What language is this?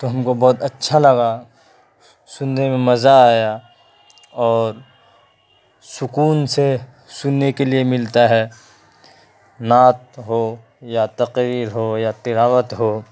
Urdu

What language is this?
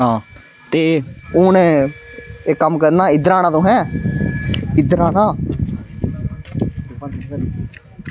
Dogri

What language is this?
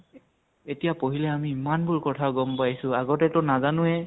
Assamese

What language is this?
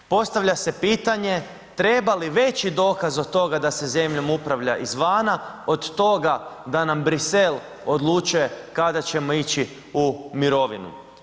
Croatian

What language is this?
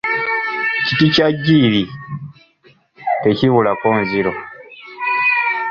Ganda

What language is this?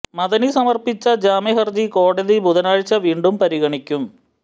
Malayalam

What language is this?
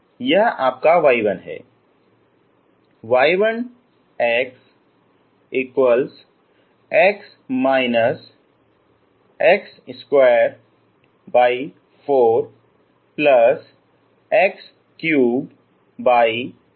Hindi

